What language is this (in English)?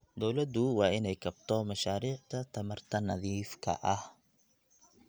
Somali